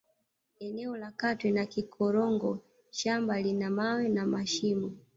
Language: Swahili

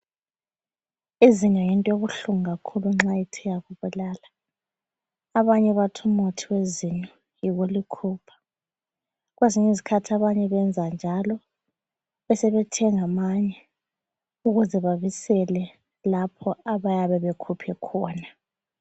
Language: North Ndebele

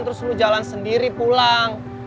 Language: Indonesian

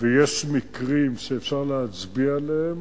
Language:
Hebrew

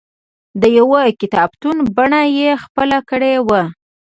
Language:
Pashto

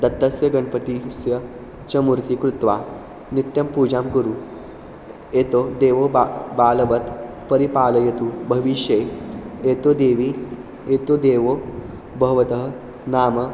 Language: Sanskrit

